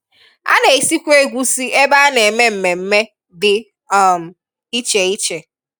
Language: Igbo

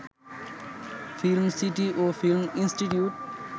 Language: Bangla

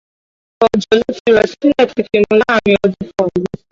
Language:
Yoruba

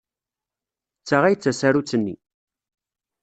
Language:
Kabyle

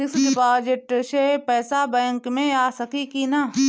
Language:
Bhojpuri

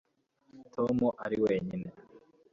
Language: Kinyarwanda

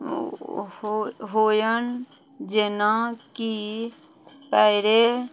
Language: Maithili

